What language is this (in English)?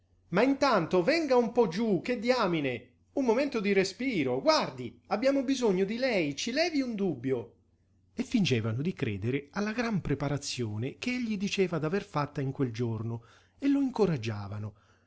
Italian